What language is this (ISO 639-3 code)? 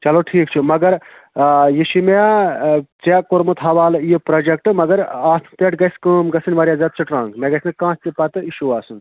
kas